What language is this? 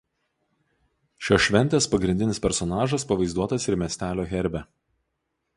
Lithuanian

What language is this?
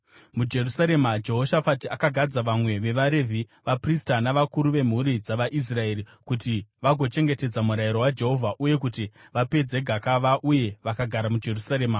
Shona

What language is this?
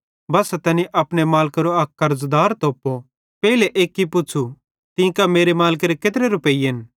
Bhadrawahi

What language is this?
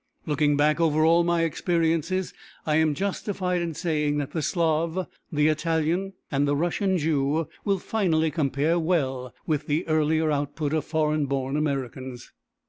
English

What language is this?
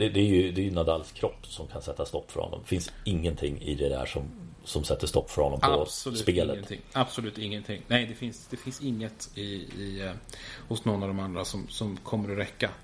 Swedish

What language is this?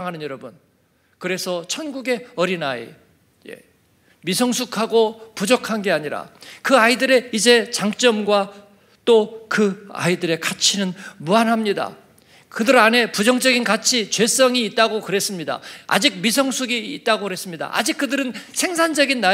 Korean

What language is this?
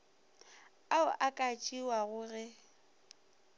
Northern Sotho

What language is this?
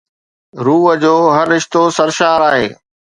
Sindhi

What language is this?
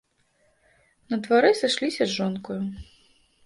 Belarusian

